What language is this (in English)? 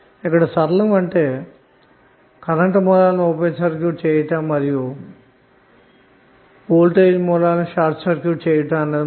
Telugu